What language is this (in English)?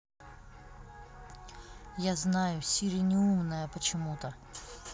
Russian